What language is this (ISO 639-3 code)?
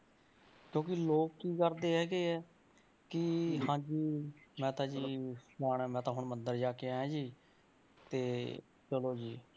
pan